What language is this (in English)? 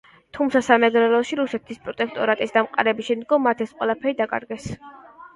Georgian